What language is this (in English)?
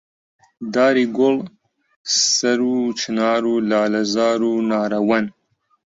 Central Kurdish